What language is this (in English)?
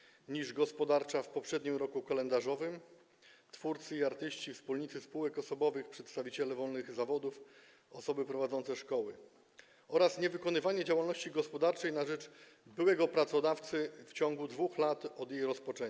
Polish